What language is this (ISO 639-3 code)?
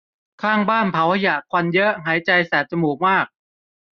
tha